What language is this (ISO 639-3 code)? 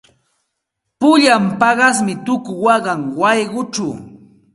qxt